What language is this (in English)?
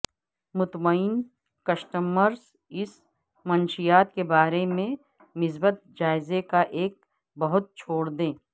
Urdu